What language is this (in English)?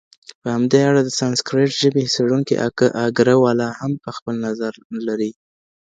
Pashto